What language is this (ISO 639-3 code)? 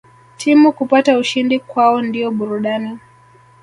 swa